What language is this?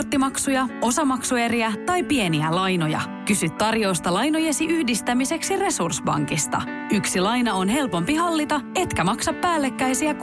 Finnish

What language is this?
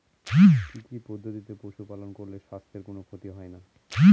Bangla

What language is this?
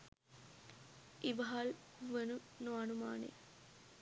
Sinhala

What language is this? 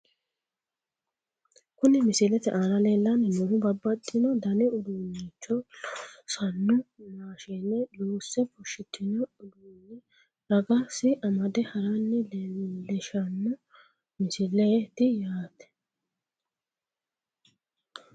Sidamo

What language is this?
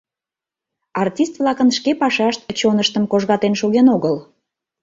Mari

